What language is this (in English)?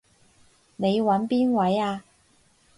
Cantonese